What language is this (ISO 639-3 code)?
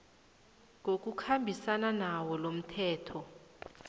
nbl